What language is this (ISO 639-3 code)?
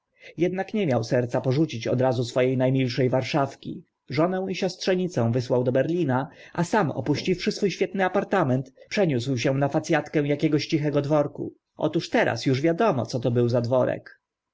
pol